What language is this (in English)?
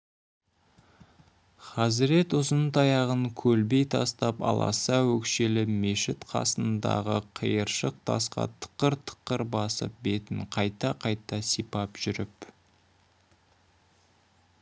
Kazakh